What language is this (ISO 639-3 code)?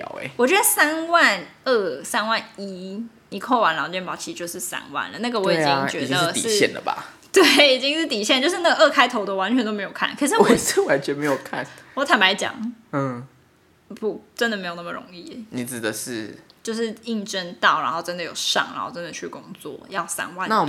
zho